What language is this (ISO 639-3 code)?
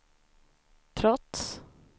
swe